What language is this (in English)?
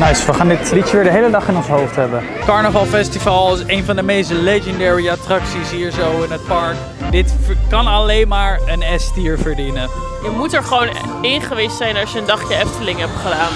Dutch